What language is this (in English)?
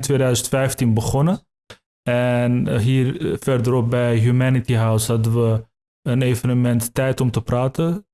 Dutch